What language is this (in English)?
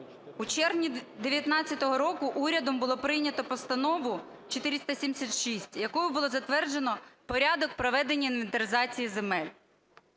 Ukrainian